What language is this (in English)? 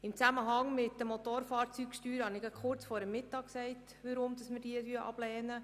Swiss German